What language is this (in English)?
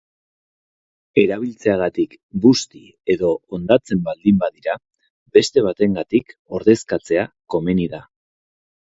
Basque